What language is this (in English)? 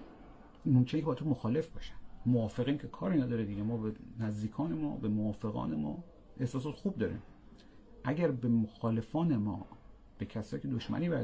Persian